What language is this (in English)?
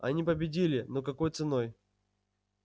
Russian